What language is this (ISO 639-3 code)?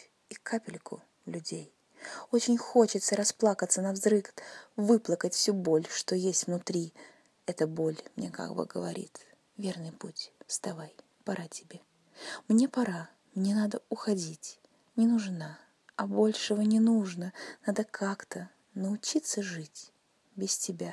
rus